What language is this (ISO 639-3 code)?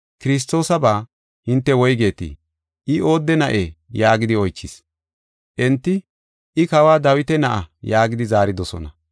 gof